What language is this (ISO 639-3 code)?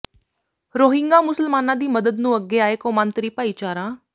pan